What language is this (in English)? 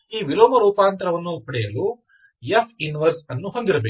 Kannada